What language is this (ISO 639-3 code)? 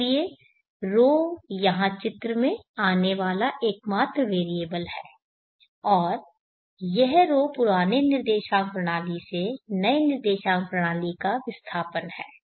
hin